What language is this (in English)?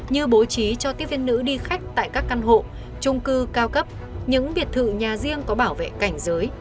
Vietnamese